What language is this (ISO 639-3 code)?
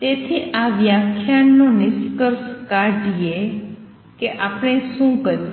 guj